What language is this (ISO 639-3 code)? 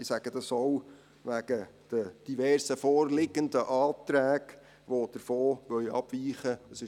gsw